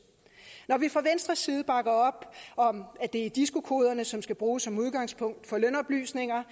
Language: Danish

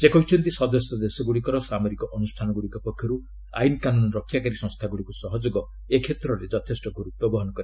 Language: Odia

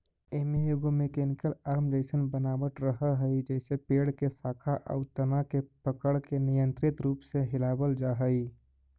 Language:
Magahi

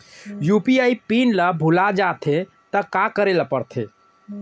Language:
Chhattisgarhi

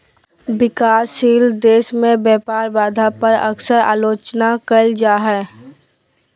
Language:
Magahi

